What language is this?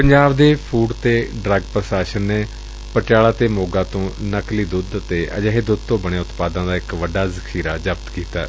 Punjabi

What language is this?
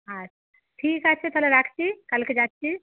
Bangla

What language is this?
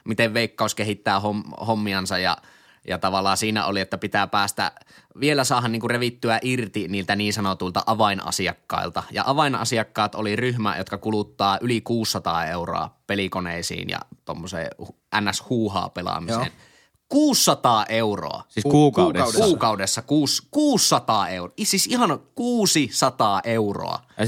Finnish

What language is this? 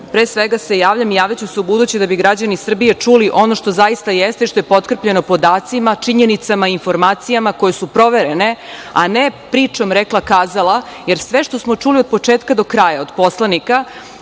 Serbian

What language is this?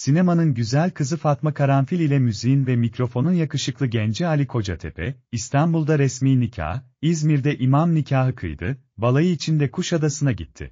Turkish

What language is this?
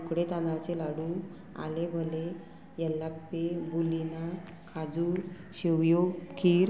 Konkani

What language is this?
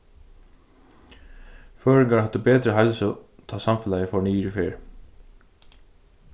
Faroese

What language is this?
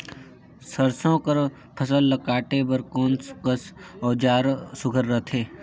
Chhattisgarhi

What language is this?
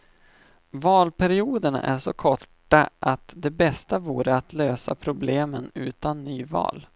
Swedish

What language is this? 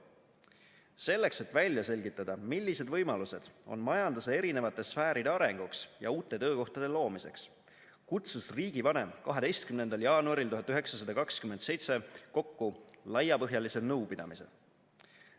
Estonian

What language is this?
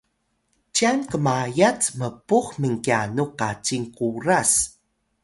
Atayal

